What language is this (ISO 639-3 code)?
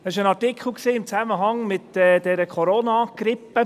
gsw